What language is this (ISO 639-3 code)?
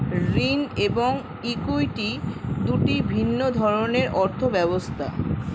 ben